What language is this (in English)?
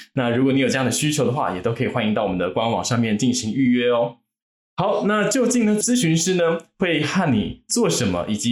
Chinese